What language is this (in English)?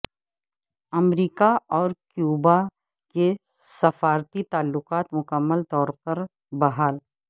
Urdu